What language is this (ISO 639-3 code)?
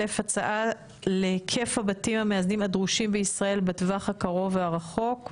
heb